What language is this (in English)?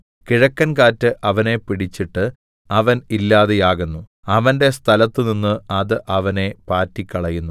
Malayalam